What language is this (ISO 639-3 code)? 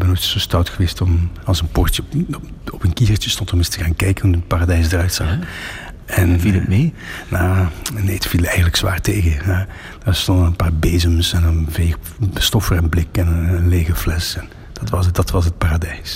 nld